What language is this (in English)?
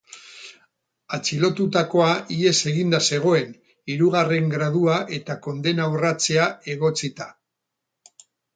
Basque